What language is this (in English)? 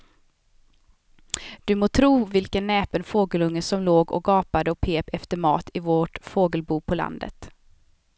Swedish